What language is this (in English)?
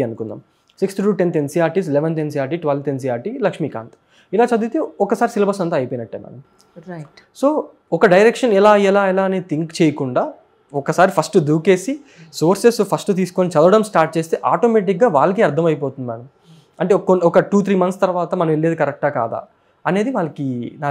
Telugu